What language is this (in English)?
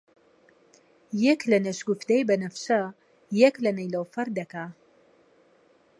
Central Kurdish